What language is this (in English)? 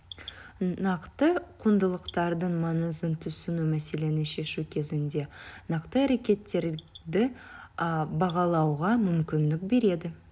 Kazakh